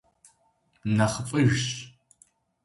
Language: Kabardian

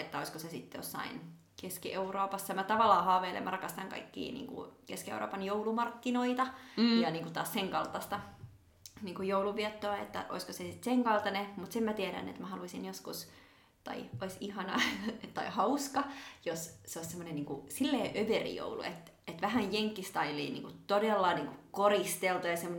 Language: Finnish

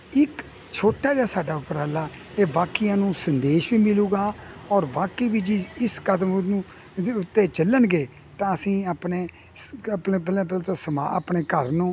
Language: Punjabi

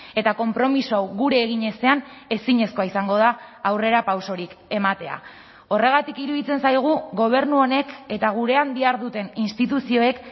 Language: Basque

